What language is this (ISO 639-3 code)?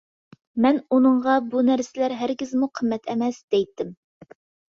uig